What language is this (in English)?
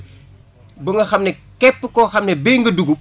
Wolof